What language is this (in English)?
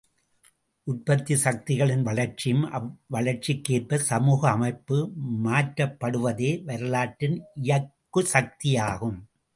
Tamil